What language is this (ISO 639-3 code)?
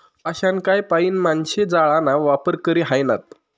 mar